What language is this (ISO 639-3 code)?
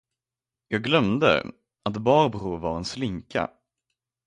swe